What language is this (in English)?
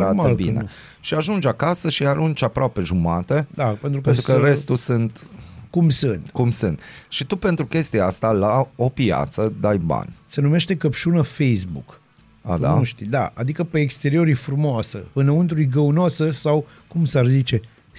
Romanian